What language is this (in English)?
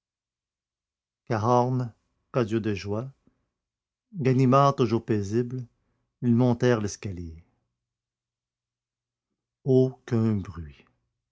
French